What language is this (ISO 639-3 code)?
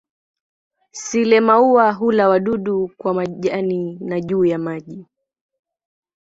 swa